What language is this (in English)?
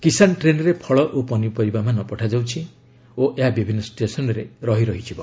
Odia